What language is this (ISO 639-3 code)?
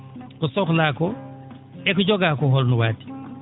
ful